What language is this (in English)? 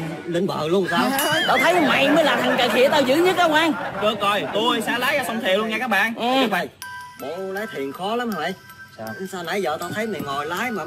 Vietnamese